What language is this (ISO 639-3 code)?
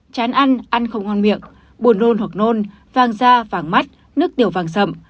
vie